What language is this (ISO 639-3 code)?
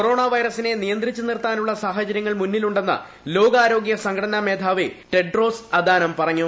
mal